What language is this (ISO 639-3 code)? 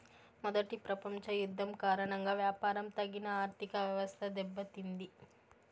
tel